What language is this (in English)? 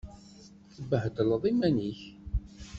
Kabyle